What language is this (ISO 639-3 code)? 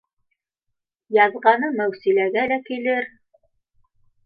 bak